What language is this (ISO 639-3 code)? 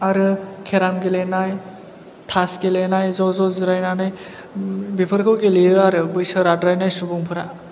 brx